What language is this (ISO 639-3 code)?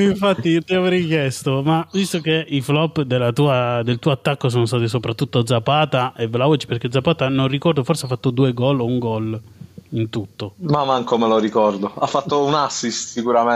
ita